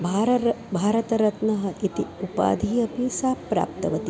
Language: Sanskrit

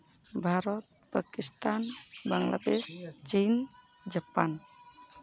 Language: Santali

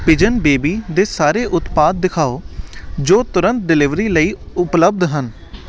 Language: Punjabi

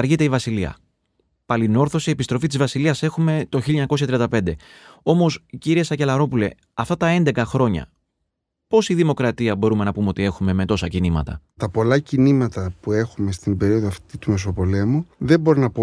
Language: Greek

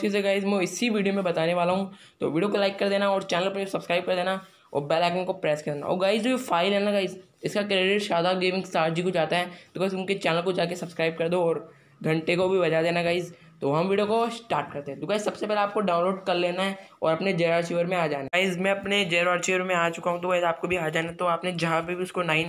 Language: Hindi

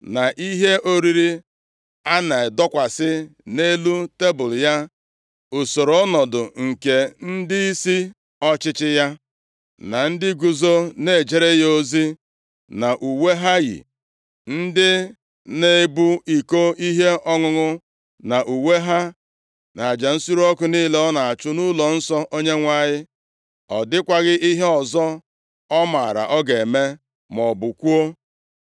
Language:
Igbo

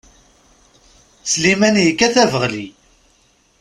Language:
Kabyle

